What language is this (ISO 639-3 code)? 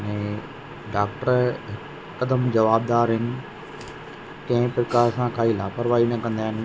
snd